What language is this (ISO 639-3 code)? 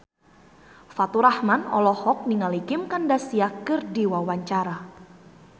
sun